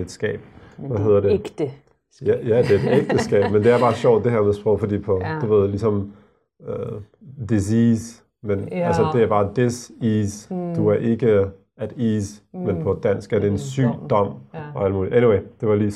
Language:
Danish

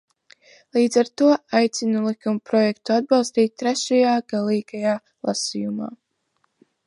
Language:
Latvian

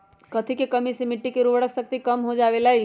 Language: Magahi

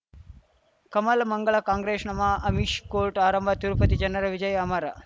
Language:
Kannada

